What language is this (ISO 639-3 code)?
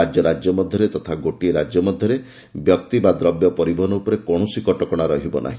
ori